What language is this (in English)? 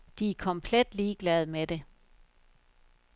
Danish